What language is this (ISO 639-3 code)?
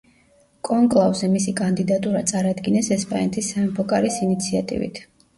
kat